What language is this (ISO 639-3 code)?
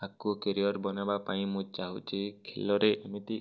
ori